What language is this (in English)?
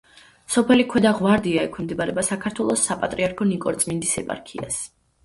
Georgian